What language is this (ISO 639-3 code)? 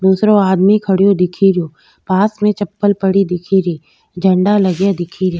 raj